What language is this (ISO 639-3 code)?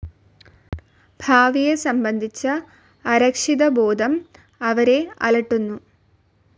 mal